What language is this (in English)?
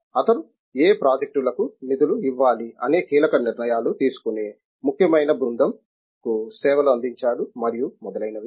Telugu